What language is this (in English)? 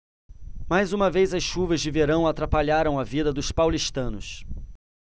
Portuguese